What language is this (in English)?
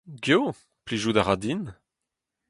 Breton